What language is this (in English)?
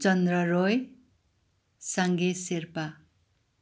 Nepali